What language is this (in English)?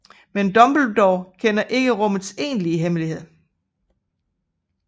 Danish